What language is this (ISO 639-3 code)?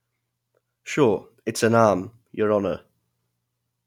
eng